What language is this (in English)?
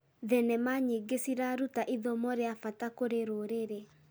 Kikuyu